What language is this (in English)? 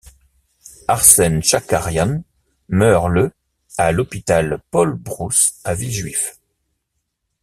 French